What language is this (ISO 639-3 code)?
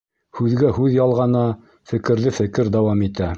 bak